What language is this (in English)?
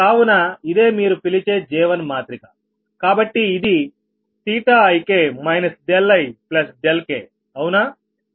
Telugu